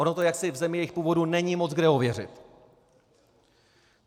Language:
Czech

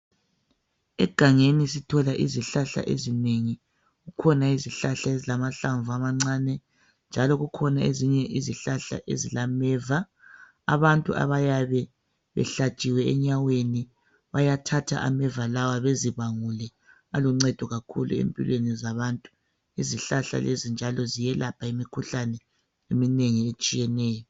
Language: North Ndebele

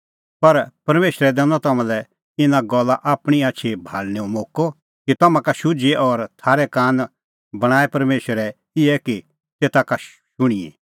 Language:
Kullu Pahari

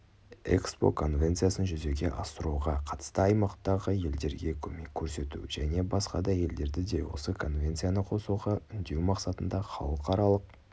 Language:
Kazakh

